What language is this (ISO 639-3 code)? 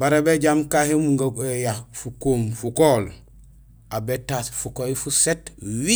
gsl